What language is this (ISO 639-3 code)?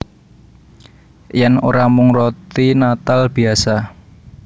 jav